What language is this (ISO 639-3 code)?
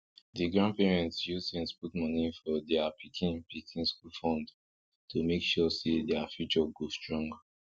pcm